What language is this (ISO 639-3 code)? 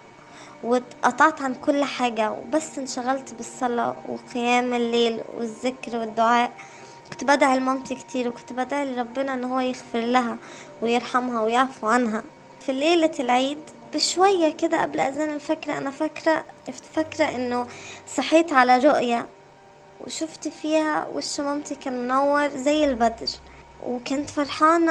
ara